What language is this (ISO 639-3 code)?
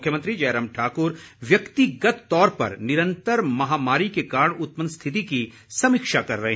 hin